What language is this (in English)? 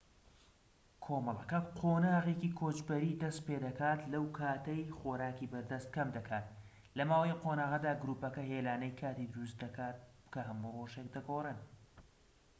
Central Kurdish